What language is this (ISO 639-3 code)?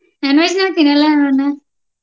kan